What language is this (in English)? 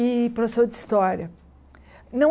Portuguese